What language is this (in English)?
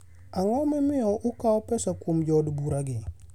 Luo (Kenya and Tanzania)